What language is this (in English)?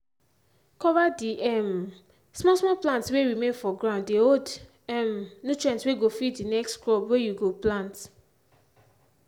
Nigerian Pidgin